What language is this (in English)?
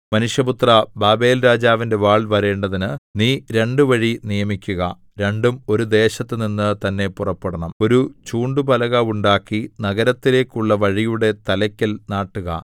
Malayalam